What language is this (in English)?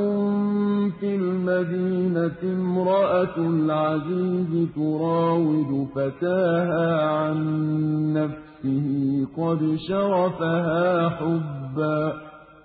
Arabic